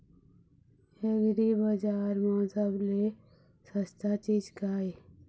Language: Chhattisgarhi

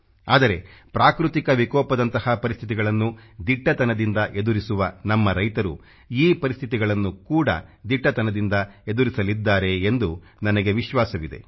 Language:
Kannada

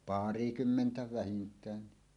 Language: Finnish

